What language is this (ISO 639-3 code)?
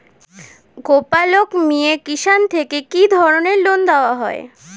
ben